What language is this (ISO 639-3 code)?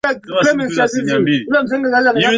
swa